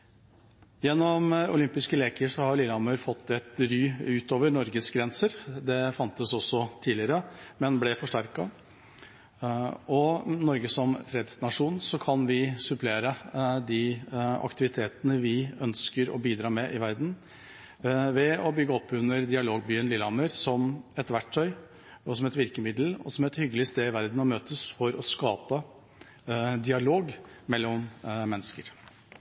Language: Norwegian Bokmål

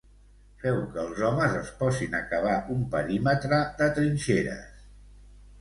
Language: Catalan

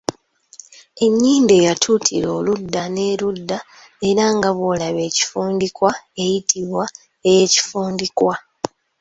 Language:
Ganda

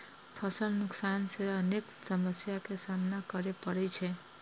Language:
Maithili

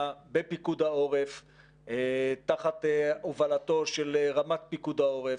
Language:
Hebrew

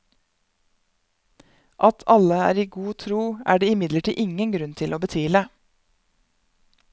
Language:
Norwegian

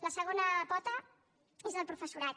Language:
Catalan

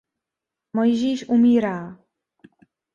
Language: Czech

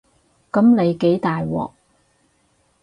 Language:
Cantonese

